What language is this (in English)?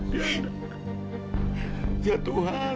Indonesian